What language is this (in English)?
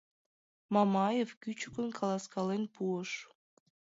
Mari